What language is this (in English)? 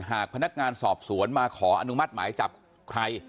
Thai